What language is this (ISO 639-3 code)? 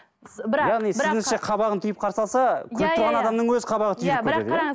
kaz